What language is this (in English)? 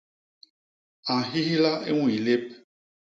Basaa